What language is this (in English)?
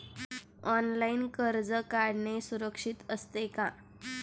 Marathi